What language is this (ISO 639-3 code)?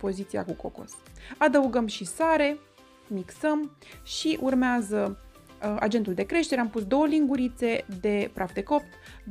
ron